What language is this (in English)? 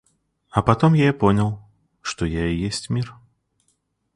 Russian